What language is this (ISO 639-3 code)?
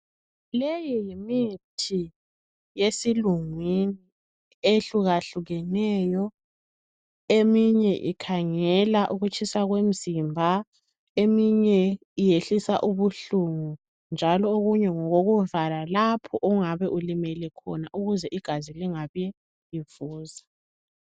nde